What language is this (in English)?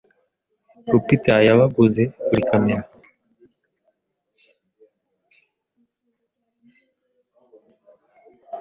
Kinyarwanda